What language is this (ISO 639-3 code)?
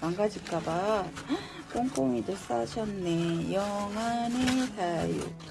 kor